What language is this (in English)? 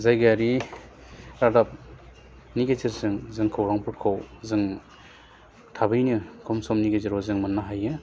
Bodo